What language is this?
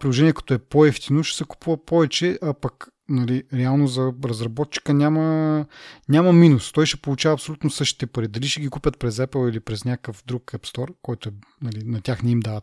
Bulgarian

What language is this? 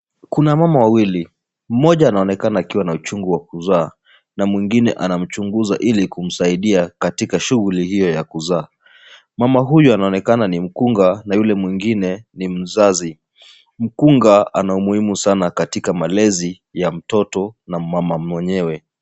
Swahili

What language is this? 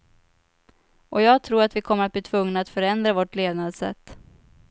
Swedish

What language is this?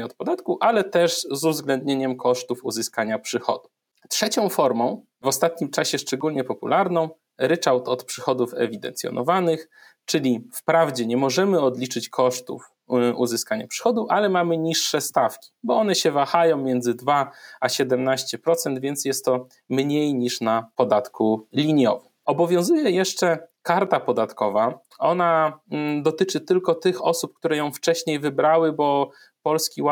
Polish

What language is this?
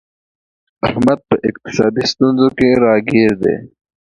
Pashto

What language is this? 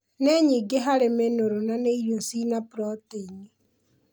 Kikuyu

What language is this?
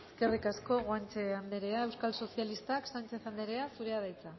Basque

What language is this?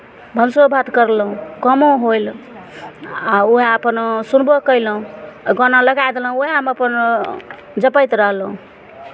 Maithili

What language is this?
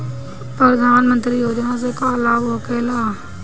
Bhojpuri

